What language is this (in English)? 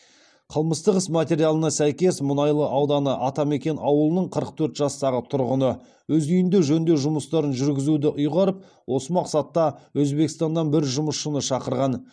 Kazakh